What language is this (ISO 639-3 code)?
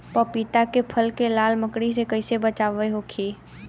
bho